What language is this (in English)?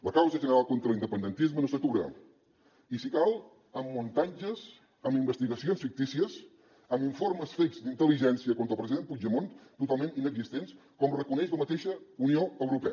Catalan